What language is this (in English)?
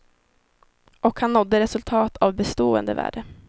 Swedish